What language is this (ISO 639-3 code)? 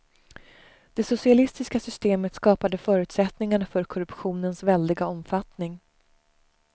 swe